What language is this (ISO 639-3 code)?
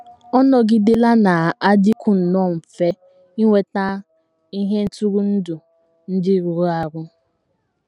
ibo